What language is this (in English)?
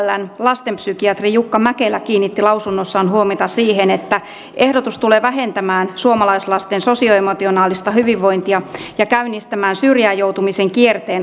Finnish